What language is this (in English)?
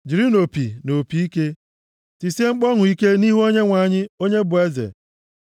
Igbo